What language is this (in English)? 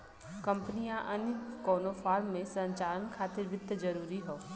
Bhojpuri